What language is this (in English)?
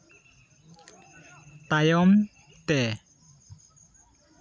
Santali